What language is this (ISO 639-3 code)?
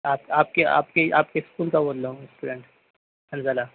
urd